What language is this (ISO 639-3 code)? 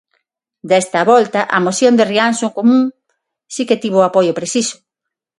glg